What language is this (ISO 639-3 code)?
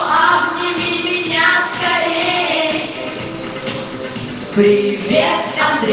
rus